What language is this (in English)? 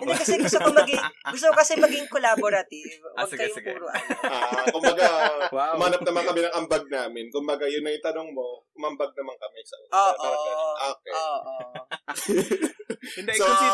Filipino